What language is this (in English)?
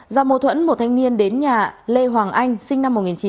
Vietnamese